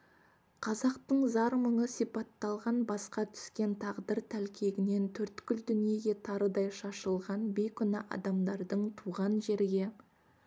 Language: Kazakh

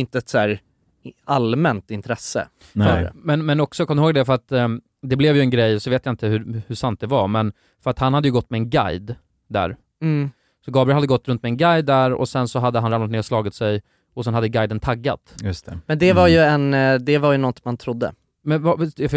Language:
Swedish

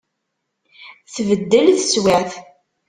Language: Kabyle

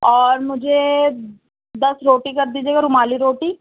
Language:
Urdu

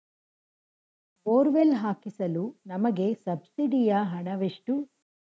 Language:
Kannada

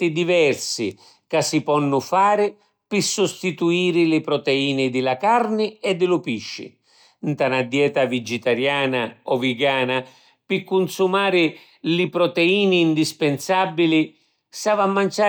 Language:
Sicilian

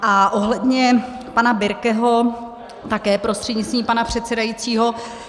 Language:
Czech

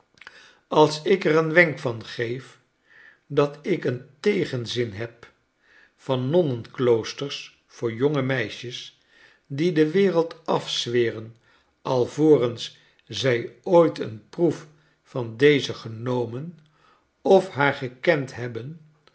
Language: Dutch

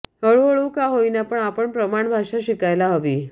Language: Marathi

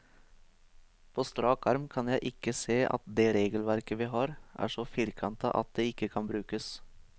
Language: Norwegian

